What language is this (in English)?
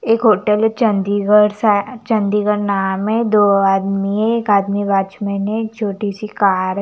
Hindi